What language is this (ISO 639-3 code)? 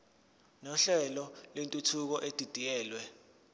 zul